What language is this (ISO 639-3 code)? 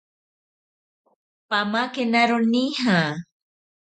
prq